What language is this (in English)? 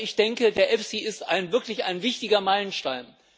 German